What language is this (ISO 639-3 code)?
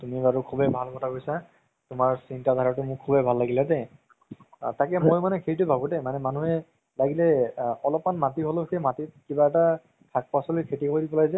asm